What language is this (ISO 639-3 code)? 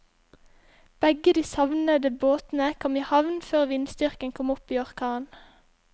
nor